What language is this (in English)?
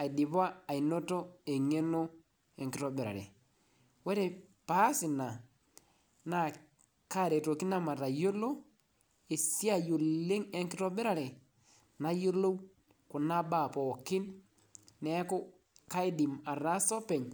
Masai